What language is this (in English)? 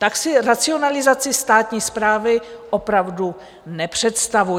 Czech